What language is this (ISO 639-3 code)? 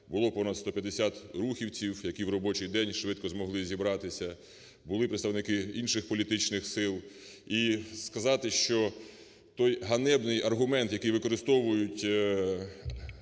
ukr